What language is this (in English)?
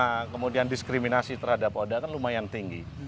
Indonesian